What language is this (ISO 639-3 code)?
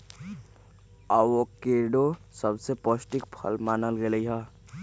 mag